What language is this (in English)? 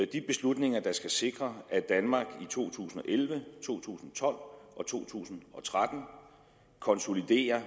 Danish